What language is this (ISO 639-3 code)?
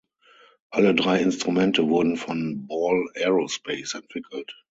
deu